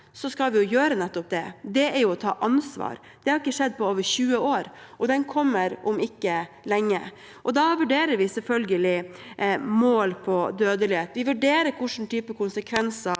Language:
Norwegian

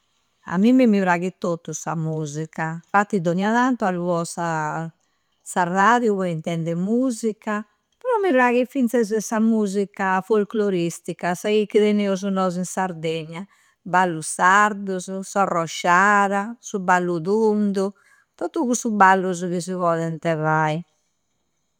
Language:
Campidanese Sardinian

